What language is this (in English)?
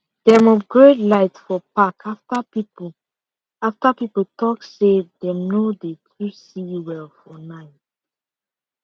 Nigerian Pidgin